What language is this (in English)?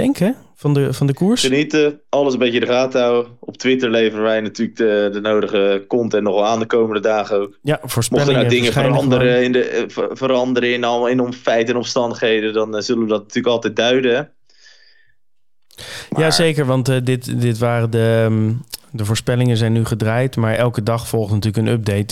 Dutch